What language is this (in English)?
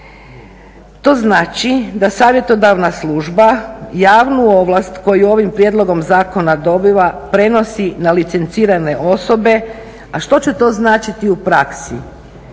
Croatian